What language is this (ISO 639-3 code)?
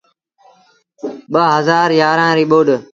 sbn